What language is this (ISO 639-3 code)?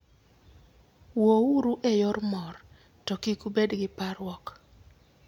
luo